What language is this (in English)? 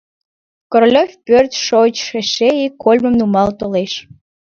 Mari